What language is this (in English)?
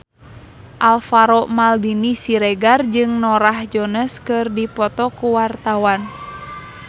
Sundanese